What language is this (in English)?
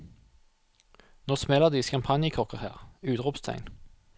Norwegian